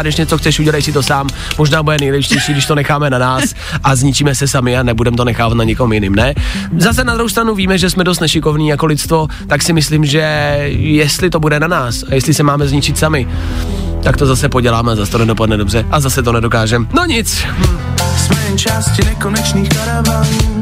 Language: Czech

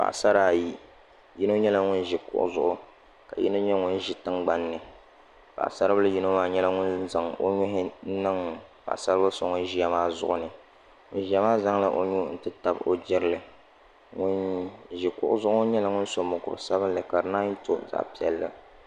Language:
Dagbani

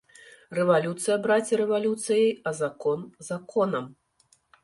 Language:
Belarusian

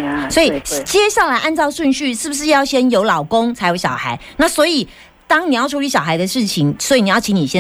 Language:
Chinese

